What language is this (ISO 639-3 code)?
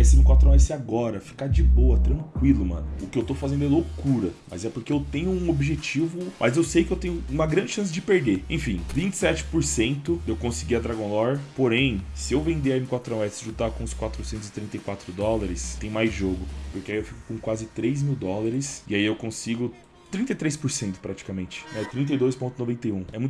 por